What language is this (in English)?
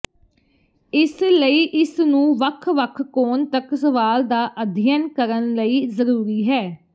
Punjabi